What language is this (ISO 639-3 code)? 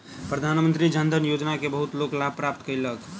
mai